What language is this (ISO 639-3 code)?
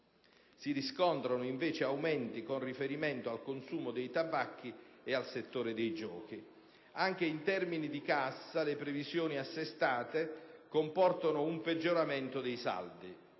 ita